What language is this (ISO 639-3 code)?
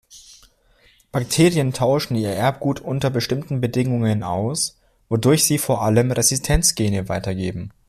deu